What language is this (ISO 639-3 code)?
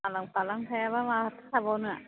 brx